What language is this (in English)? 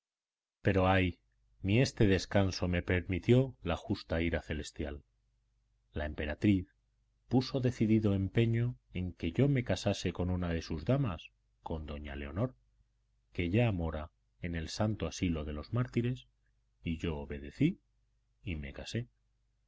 Spanish